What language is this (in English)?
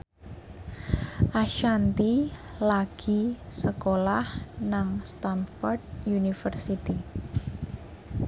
Javanese